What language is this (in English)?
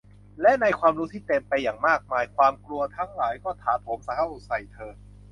Thai